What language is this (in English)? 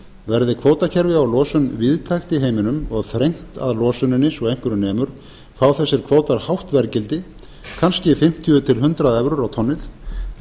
Icelandic